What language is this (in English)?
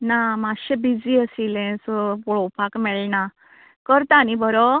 Konkani